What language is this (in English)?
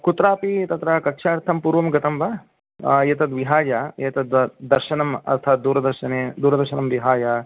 Sanskrit